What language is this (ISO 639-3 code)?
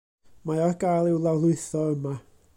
cym